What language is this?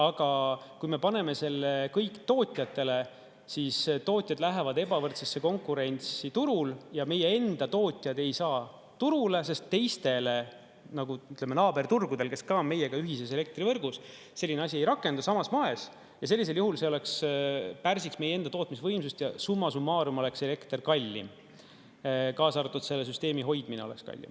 Estonian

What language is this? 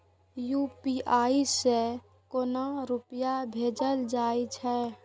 Maithili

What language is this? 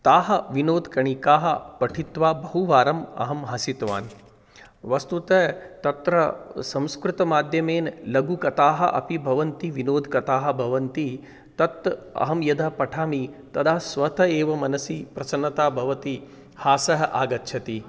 Sanskrit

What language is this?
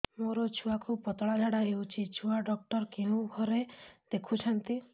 Odia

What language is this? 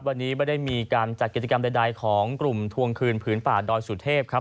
Thai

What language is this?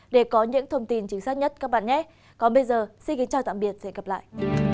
Vietnamese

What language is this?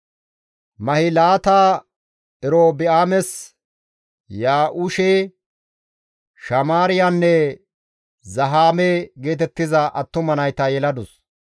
Gamo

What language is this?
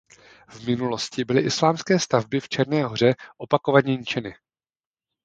Czech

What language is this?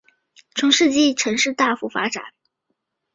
Chinese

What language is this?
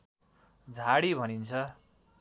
Nepali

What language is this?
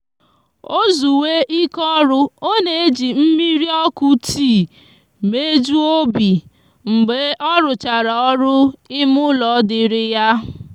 Igbo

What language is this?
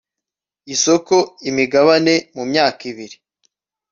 Kinyarwanda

